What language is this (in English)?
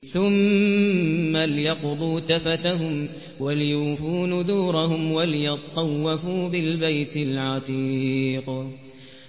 Arabic